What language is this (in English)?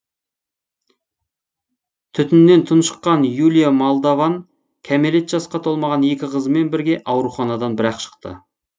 Kazakh